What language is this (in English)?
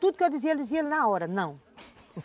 Portuguese